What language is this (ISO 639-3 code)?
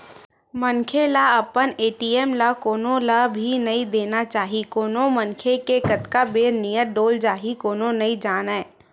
hne